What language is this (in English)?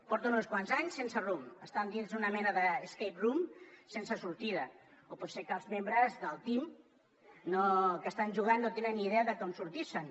Catalan